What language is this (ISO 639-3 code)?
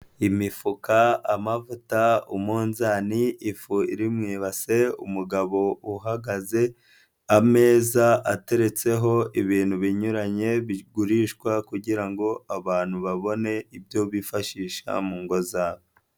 kin